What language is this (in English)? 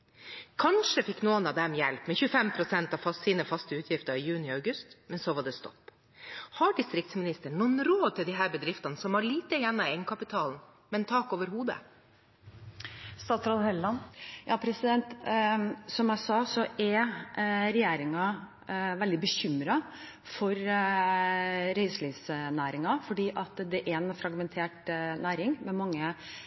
Norwegian Bokmål